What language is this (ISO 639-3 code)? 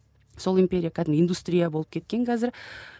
kaz